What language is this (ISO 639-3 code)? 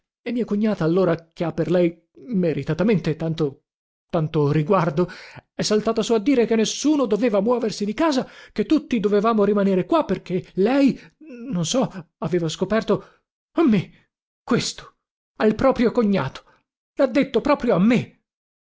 ita